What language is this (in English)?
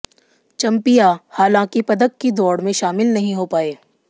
Hindi